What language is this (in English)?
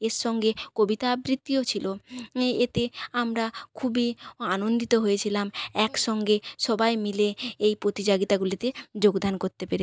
Bangla